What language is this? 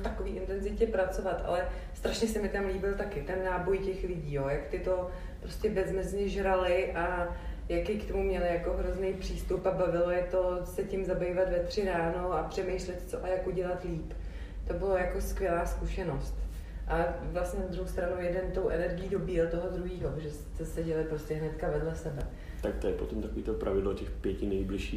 Czech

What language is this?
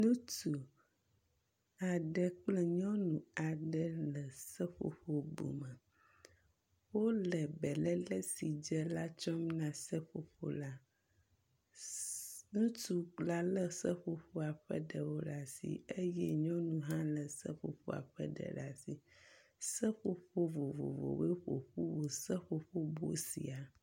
Ewe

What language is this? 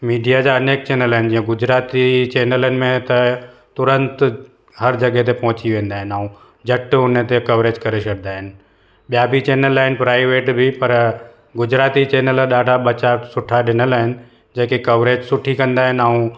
Sindhi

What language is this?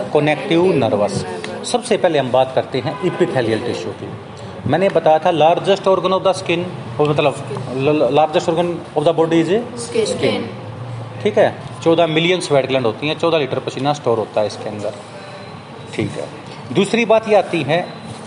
Hindi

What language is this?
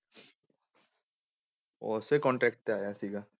Punjabi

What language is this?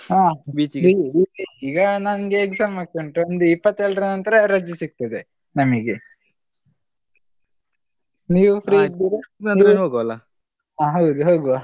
Kannada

